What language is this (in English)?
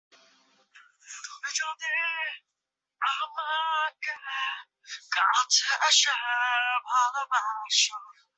Bangla